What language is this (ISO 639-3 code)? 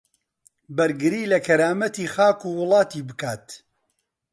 ckb